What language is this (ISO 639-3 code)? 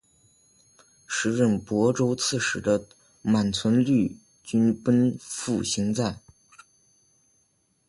zho